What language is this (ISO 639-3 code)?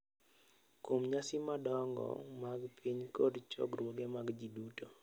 luo